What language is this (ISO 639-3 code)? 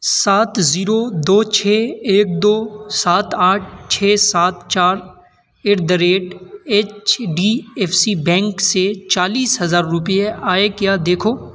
urd